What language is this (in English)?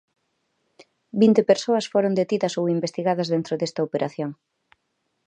Galician